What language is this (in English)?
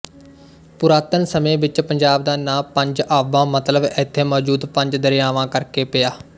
Punjabi